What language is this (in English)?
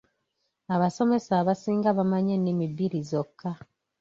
Ganda